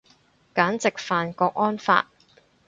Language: Cantonese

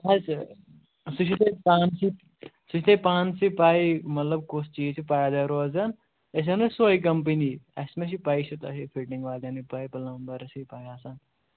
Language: Kashmiri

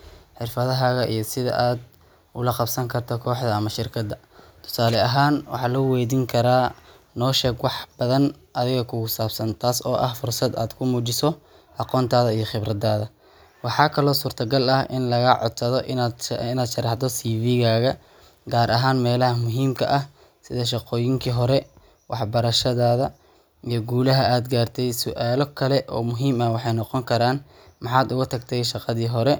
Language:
Somali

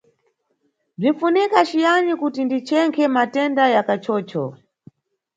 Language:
Nyungwe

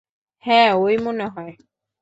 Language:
Bangla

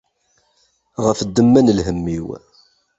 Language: Kabyle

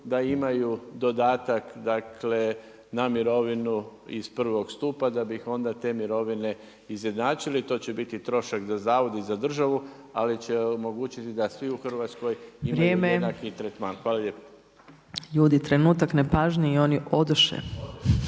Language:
Croatian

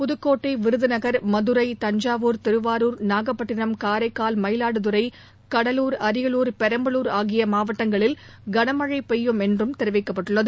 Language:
Tamil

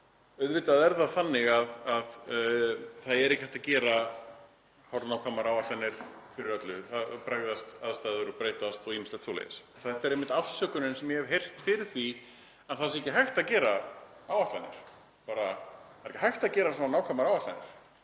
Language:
Icelandic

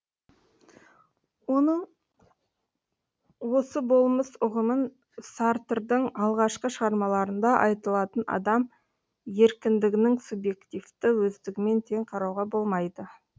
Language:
Kazakh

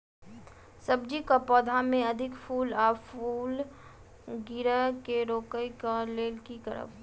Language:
Maithili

